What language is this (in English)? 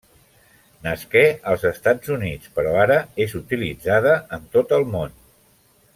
Catalan